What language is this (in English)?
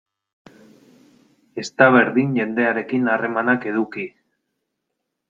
Basque